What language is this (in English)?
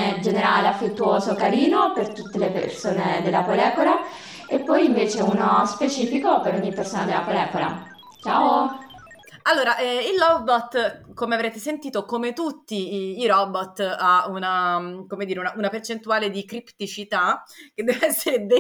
Italian